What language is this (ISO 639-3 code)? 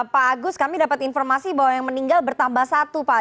ind